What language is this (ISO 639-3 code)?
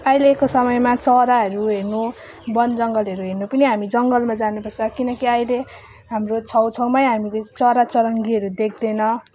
nep